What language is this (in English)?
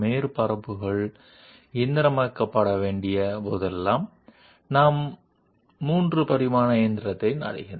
Telugu